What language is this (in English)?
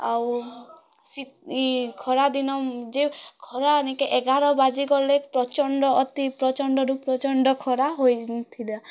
Odia